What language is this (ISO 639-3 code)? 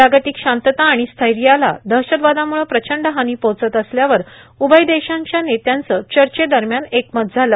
mar